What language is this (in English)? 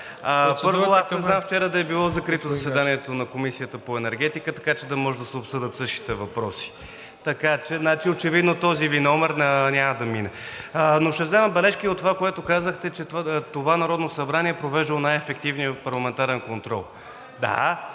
Bulgarian